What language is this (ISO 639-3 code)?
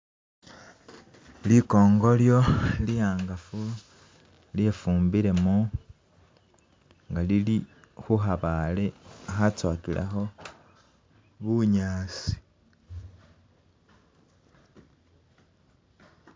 myx